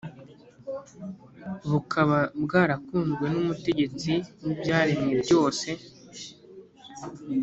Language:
Kinyarwanda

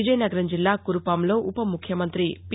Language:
Telugu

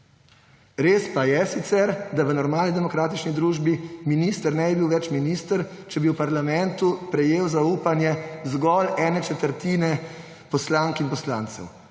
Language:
Slovenian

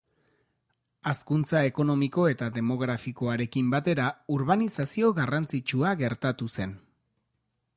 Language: Basque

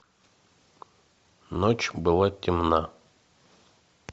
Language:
Russian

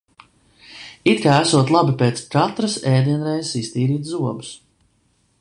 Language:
Latvian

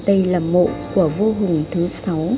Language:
Vietnamese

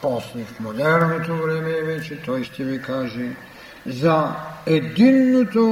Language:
Bulgarian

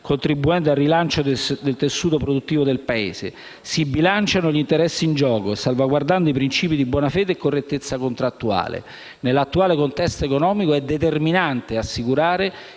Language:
Italian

